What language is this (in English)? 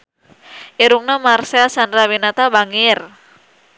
Sundanese